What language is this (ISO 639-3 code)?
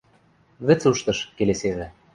mrj